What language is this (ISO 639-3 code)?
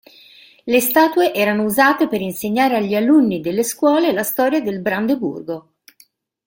ita